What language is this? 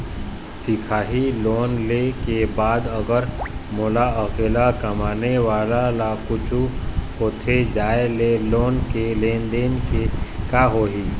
Chhattisgarhi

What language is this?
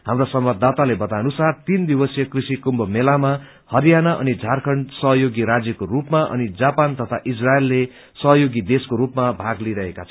Nepali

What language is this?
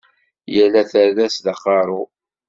Kabyle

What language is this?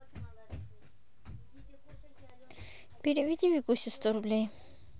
Russian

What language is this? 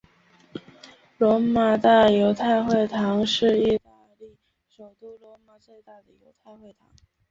Chinese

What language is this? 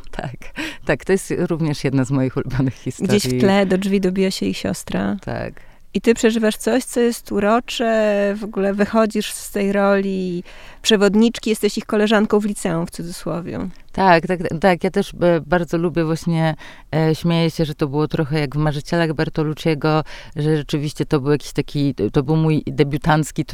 Polish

